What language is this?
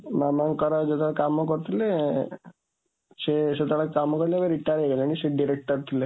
Odia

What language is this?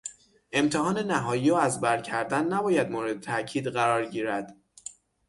Persian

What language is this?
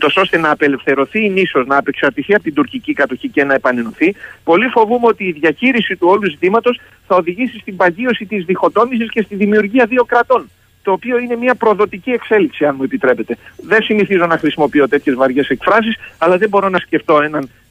Greek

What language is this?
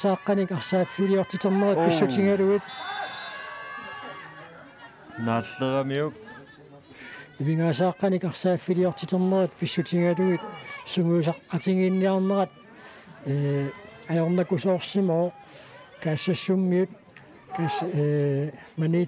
French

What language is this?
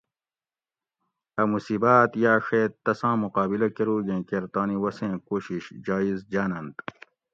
Gawri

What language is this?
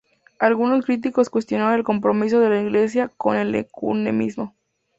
Spanish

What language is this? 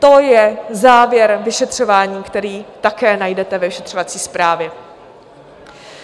Czech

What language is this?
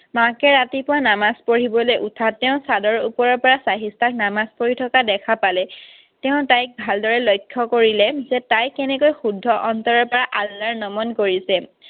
Assamese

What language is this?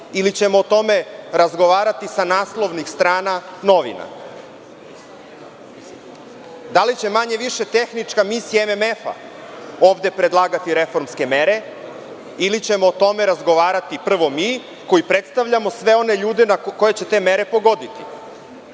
Serbian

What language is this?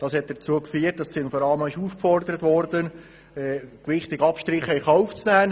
Swiss German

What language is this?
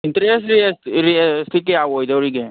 Manipuri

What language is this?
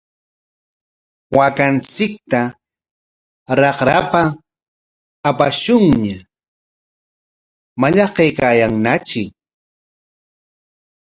Corongo Ancash Quechua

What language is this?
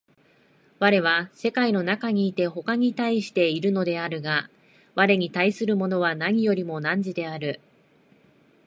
Japanese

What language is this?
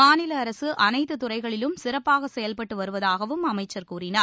Tamil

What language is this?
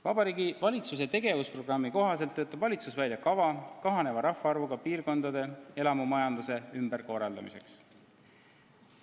Estonian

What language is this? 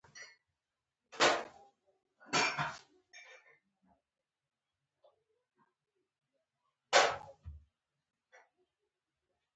Pashto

